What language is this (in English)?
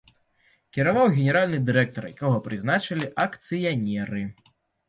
Belarusian